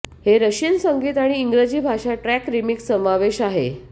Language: Marathi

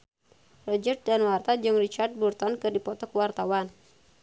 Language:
Sundanese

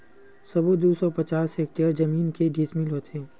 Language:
Chhattisgarhi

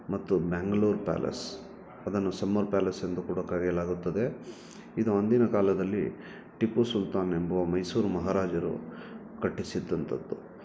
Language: Kannada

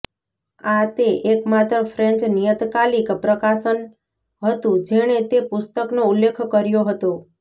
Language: Gujarati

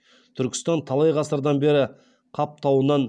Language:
Kazakh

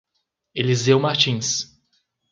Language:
Portuguese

